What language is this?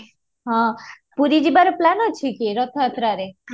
Odia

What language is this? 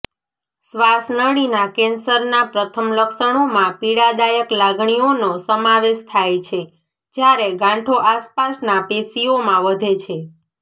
Gujarati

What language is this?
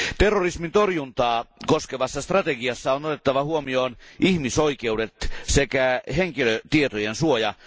Finnish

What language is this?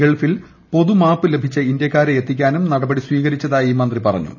Malayalam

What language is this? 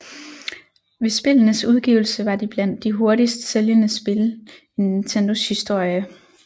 Danish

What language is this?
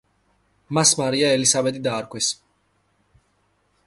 Georgian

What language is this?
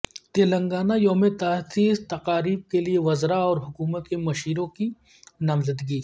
Urdu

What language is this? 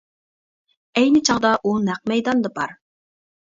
Uyghur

